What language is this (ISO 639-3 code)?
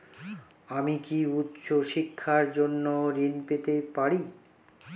ben